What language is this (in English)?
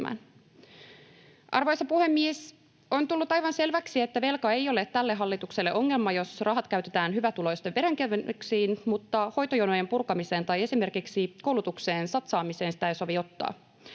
Finnish